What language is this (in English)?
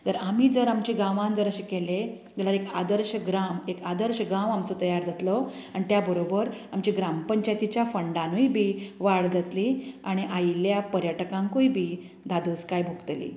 Konkani